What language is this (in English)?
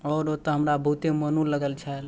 Maithili